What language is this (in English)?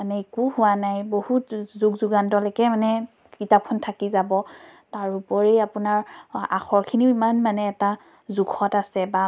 Assamese